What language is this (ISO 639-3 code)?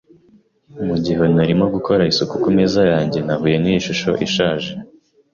kin